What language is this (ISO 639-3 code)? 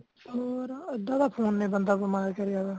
pan